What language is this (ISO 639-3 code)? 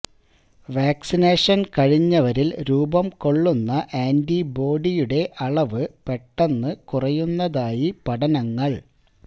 mal